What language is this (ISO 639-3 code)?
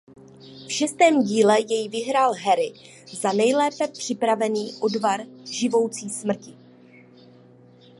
ces